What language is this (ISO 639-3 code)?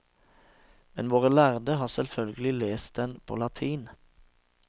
nor